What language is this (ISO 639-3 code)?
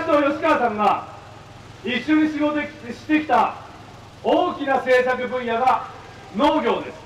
jpn